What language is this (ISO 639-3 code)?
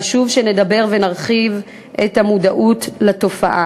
heb